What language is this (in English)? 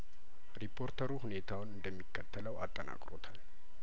Amharic